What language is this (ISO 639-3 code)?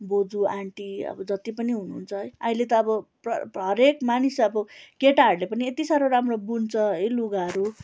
nep